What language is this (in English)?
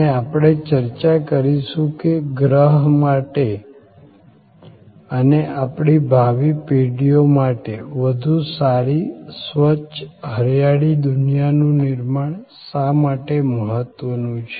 Gujarati